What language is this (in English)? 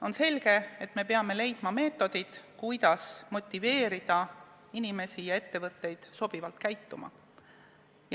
Estonian